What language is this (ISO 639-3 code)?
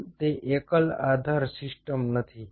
guj